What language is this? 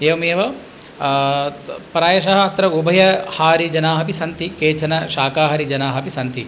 Sanskrit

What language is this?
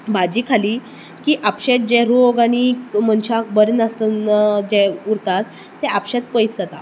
Konkani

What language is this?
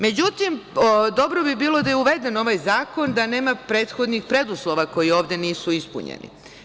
Serbian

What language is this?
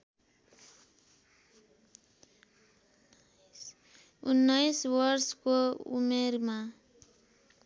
Nepali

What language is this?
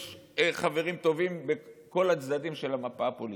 Hebrew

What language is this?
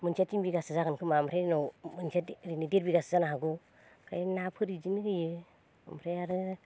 Bodo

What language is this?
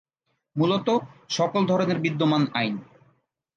Bangla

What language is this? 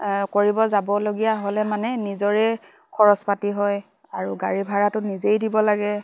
Assamese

